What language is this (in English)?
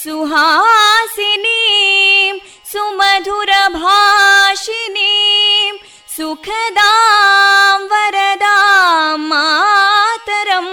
Kannada